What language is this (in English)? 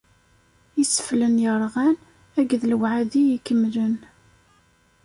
Kabyle